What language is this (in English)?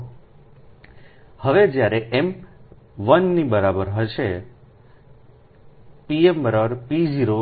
Gujarati